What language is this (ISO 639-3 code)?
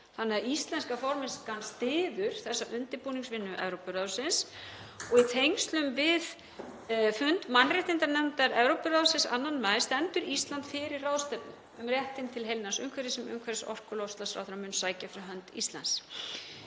isl